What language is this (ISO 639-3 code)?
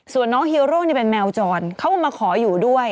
tha